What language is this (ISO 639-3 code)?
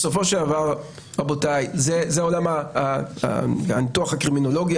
heb